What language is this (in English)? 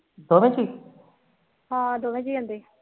Punjabi